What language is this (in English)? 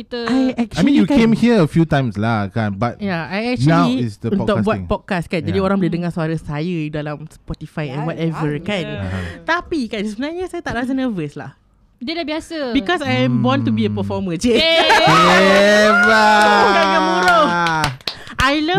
Malay